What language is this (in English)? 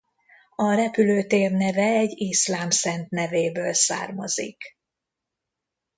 Hungarian